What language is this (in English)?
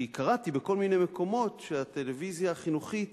Hebrew